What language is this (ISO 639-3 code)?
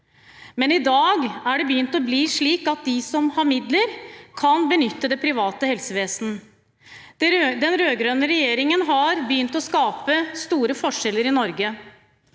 nor